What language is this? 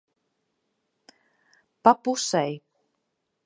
Latvian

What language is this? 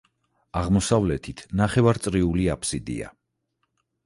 Georgian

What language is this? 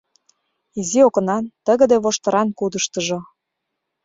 Mari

